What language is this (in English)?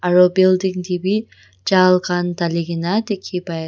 Naga Pidgin